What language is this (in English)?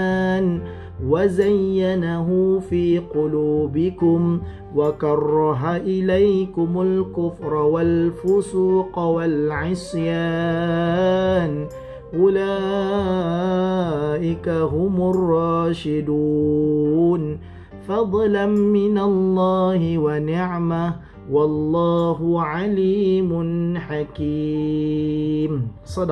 Malay